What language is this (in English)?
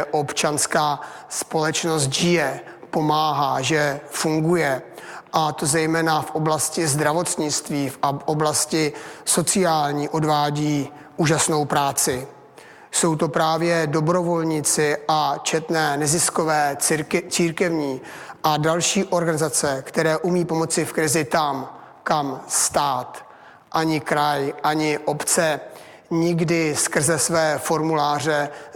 Czech